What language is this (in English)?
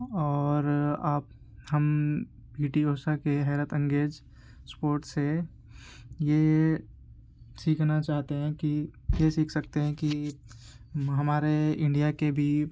Urdu